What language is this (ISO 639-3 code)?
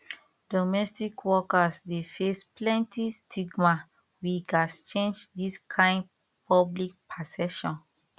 pcm